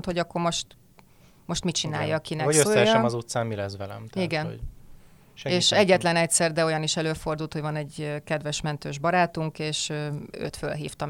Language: Hungarian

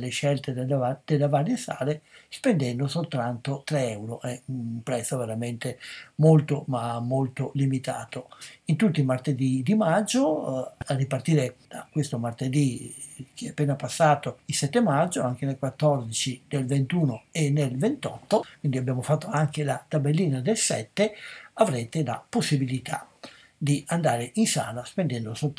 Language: Italian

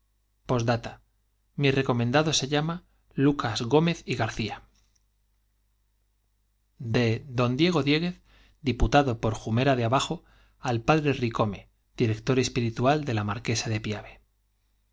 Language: Spanish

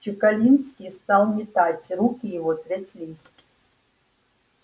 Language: Russian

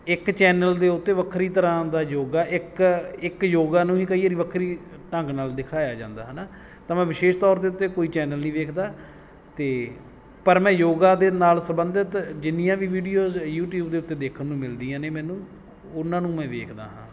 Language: Punjabi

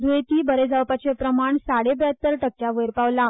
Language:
Konkani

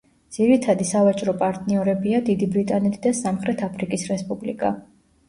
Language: Georgian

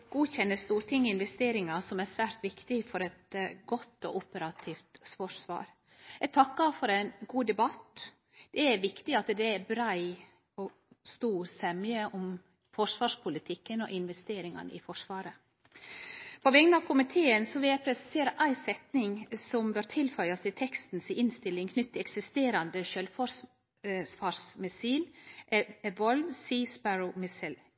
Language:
Norwegian Nynorsk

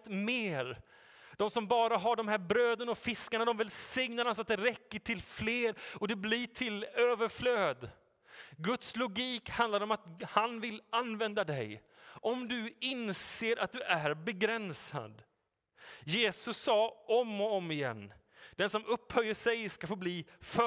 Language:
Swedish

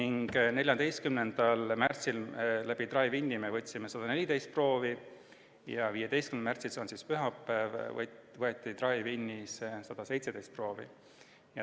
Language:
Estonian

